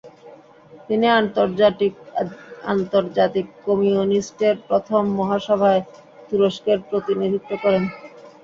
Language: Bangla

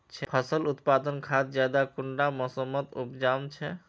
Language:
Magahi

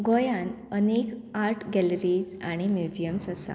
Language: Konkani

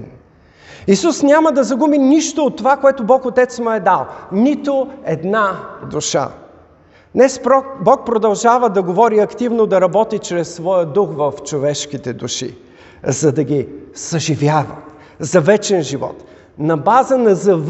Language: Bulgarian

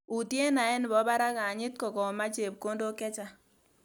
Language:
Kalenjin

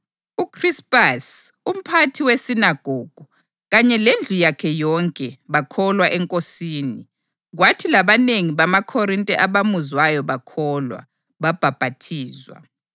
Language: North Ndebele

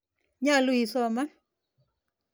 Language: Kalenjin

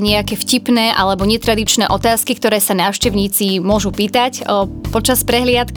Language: Slovak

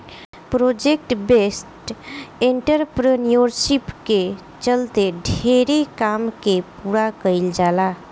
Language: Bhojpuri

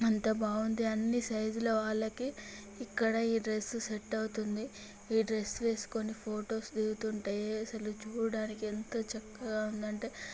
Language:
Telugu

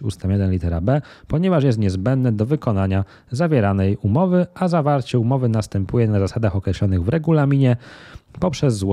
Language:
Polish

